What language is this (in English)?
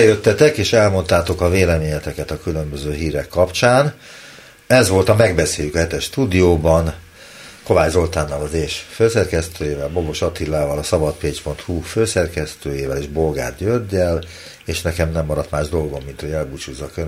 Hungarian